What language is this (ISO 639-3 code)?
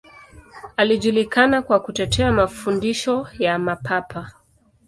swa